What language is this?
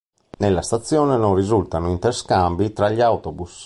Italian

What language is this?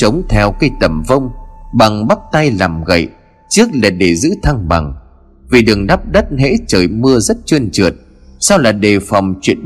Vietnamese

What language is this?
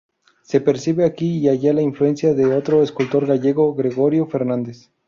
Spanish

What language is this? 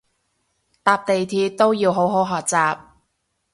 Cantonese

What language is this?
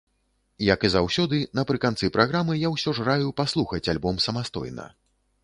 Belarusian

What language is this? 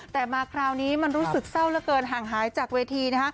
Thai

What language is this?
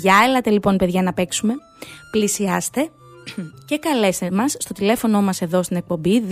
Greek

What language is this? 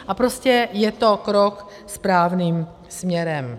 Czech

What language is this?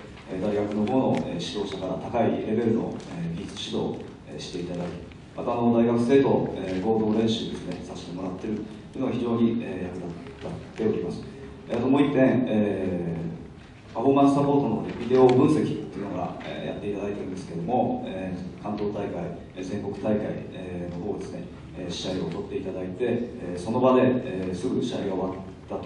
Japanese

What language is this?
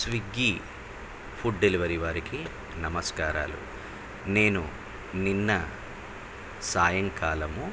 Telugu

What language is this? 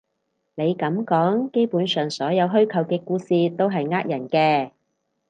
Cantonese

